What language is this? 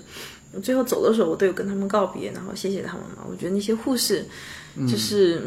Chinese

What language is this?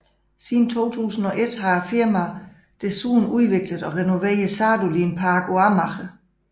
Danish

